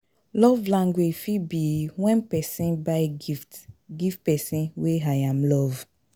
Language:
Nigerian Pidgin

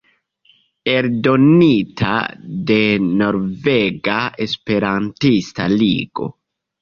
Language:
Esperanto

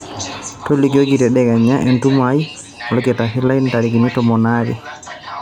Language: Masai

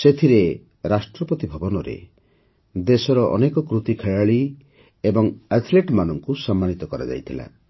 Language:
Odia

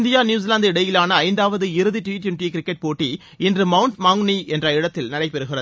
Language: Tamil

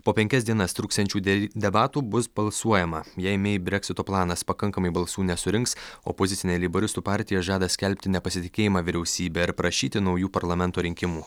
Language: Lithuanian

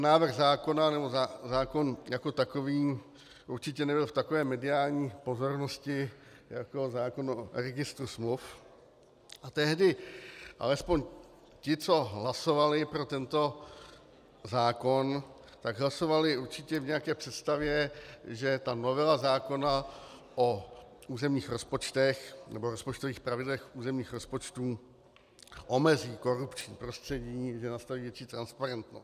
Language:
Czech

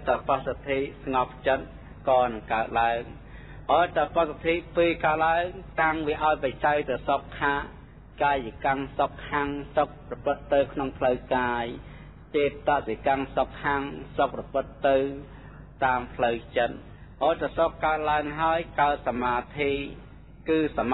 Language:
Thai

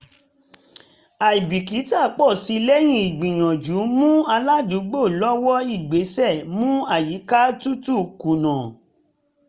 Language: Yoruba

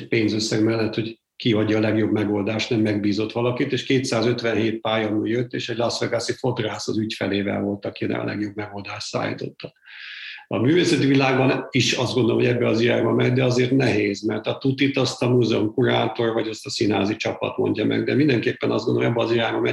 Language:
Hungarian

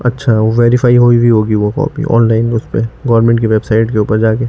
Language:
Urdu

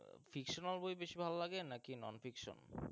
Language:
Bangla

